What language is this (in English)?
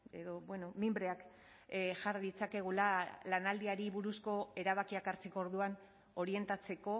Basque